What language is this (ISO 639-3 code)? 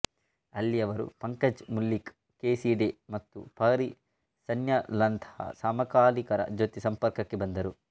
kan